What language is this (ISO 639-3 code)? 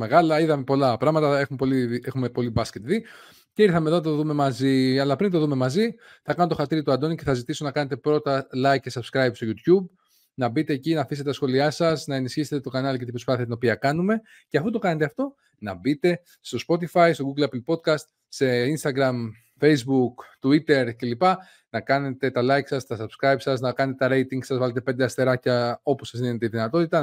ell